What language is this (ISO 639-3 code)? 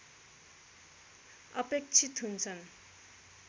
nep